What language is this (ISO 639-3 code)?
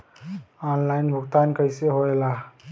bho